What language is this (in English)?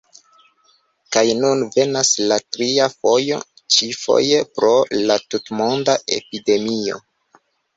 Esperanto